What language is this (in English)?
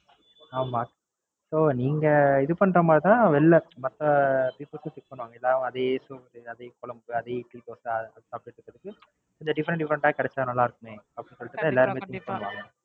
Tamil